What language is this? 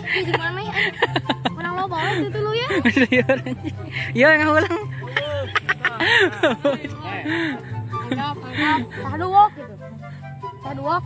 Indonesian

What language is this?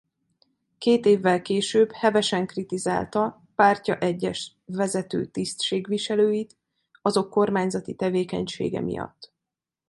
Hungarian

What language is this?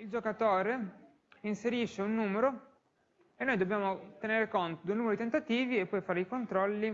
Italian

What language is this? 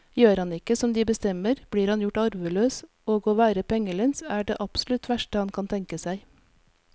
Norwegian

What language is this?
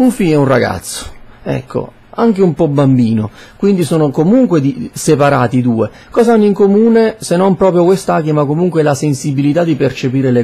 Italian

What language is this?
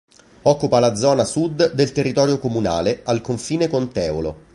Italian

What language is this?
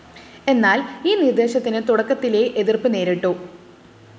Malayalam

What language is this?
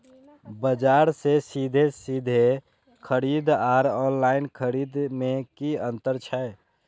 Maithili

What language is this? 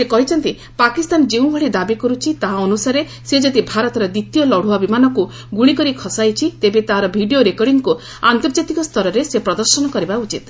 Odia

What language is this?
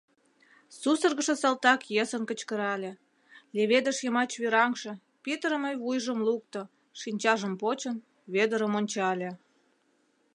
Mari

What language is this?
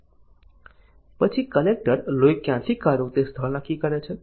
Gujarati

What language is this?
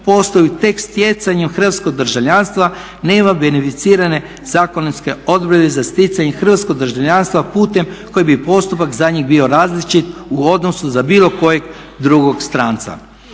Croatian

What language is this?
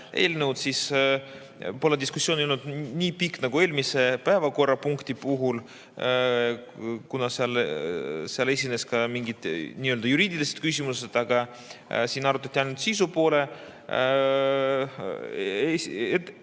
Estonian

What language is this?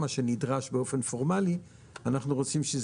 Hebrew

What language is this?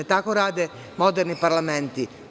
Serbian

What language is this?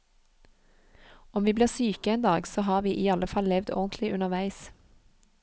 Norwegian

